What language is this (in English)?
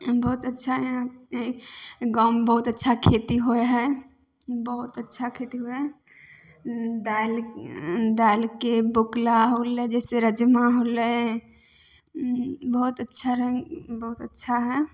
Maithili